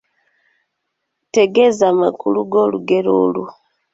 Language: Ganda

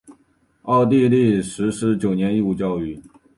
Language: Chinese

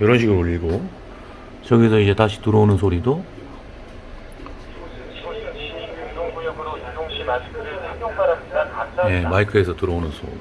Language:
Korean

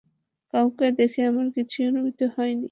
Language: Bangla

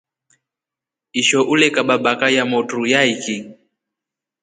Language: Rombo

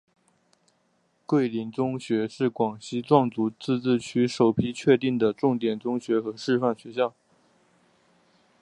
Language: Chinese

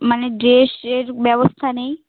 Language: Bangla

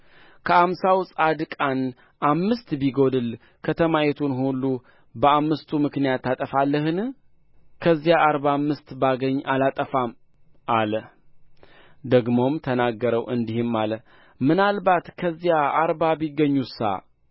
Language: Amharic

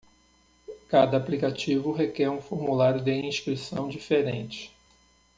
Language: Portuguese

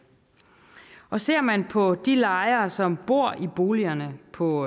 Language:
Danish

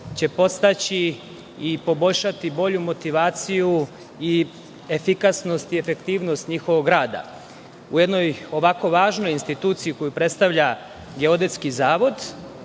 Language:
Serbian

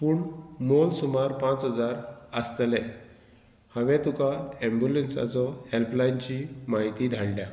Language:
Konkani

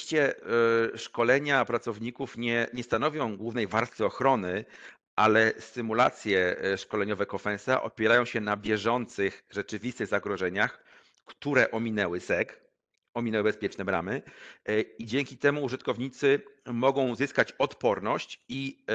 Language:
Polish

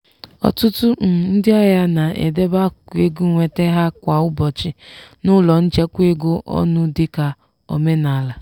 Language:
Igbo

